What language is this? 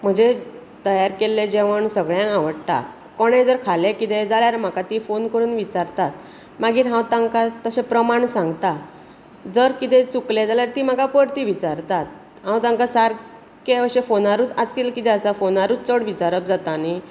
Konkani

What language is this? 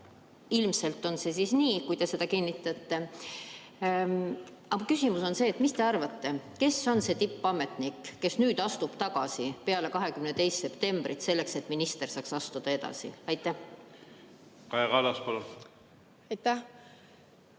Estonian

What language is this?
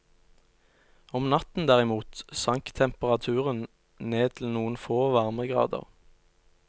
Norwegian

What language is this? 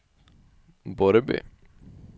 Swedish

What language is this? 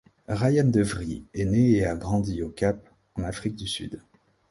French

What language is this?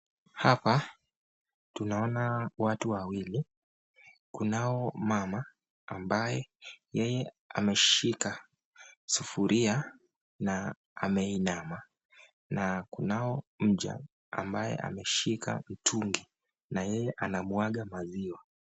Swahili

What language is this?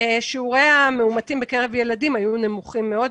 Hebrew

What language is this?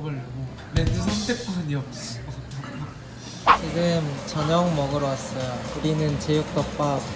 Korean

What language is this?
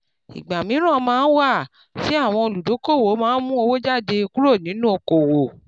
Yoruba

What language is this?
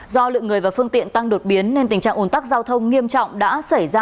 Vietnamese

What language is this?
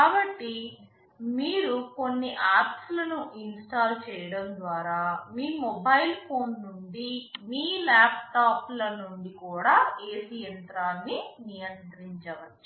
Telugu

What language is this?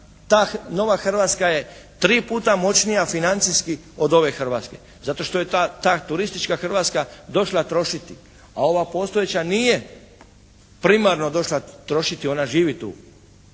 Croatian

